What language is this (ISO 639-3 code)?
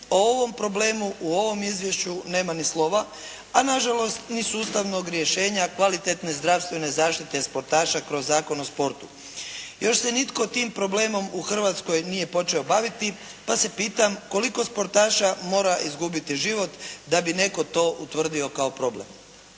hrv